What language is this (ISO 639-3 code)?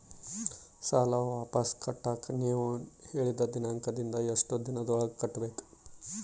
kan